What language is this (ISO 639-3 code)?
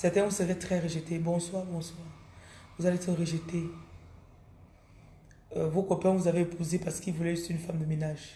fra